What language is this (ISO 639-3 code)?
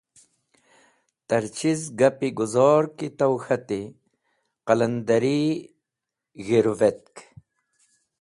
wbl